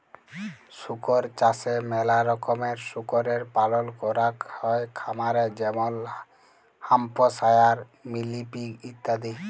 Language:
Bangla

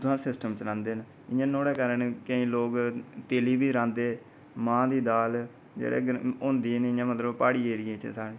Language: Dogri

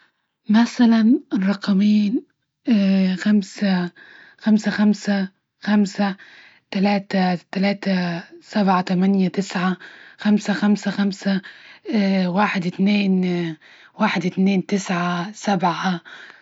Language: Libyan Arabic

